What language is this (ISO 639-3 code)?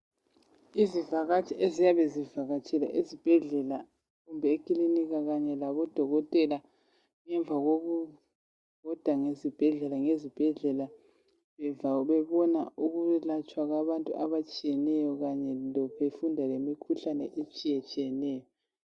nde